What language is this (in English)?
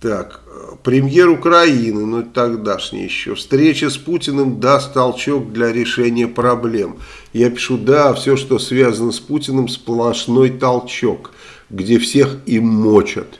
Russian